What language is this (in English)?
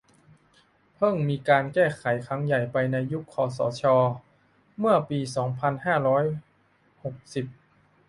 Thai